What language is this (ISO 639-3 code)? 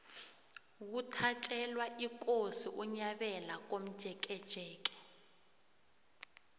nbl